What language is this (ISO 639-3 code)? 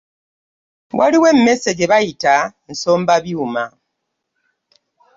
lug